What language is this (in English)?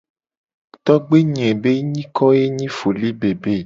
Gen